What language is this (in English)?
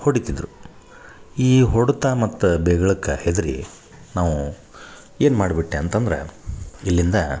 Kannada